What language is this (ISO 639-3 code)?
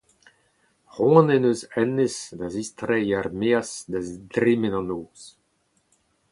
bre